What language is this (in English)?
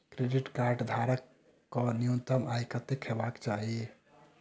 Maithili